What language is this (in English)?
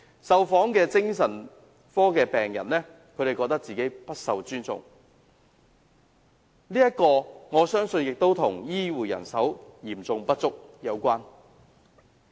Cantonese